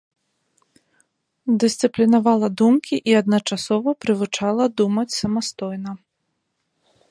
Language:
Belarusian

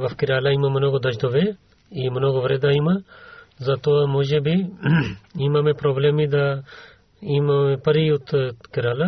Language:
Bulgarian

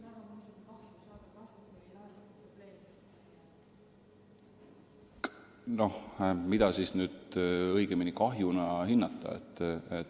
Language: Estonian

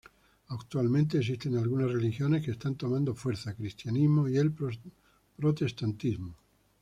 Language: Spanish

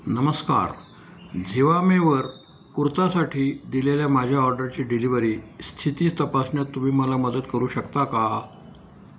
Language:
Marathi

